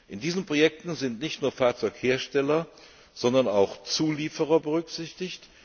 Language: German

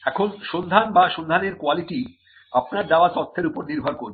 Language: Bangla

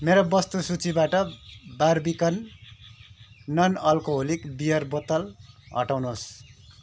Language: Nepali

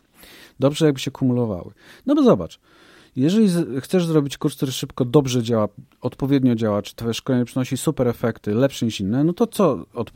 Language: Polish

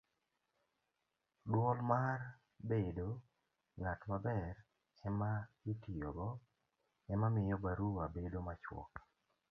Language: Luo (Kenya and Tanzania)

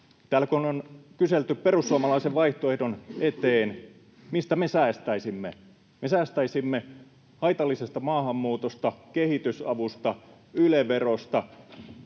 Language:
Finnish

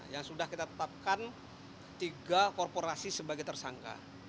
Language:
Indonesian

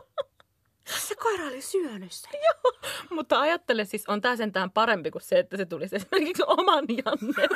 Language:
Finnish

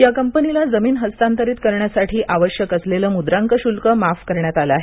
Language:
Marathi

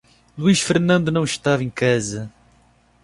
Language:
Portuguese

